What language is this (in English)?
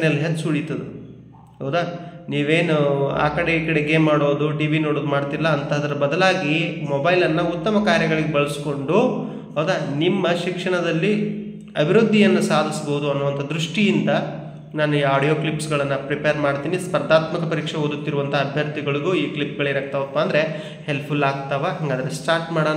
Kannada